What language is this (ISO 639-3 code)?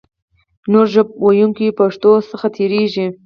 pus